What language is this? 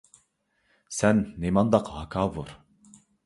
Uyghur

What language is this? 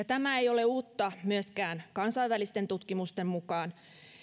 Finnish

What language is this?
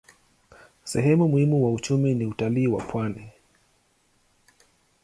Swahili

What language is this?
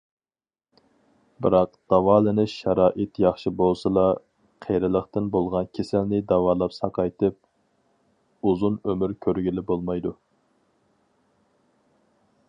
Uyghur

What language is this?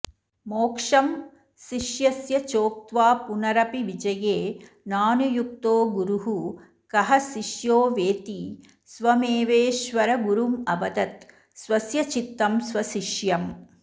Sanskrit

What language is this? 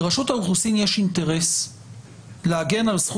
Hebrew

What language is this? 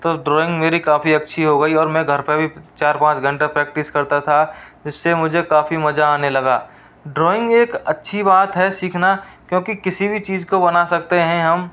Hindi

